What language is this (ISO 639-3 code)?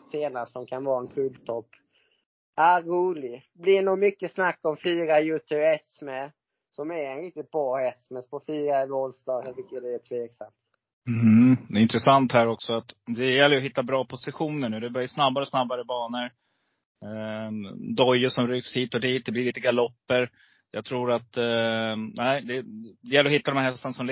swe